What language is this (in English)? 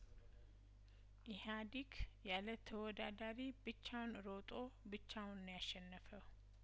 Amharic